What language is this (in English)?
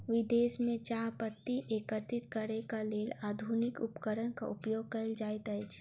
Maithili